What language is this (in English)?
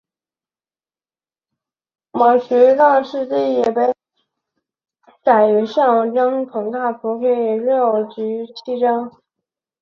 Chinese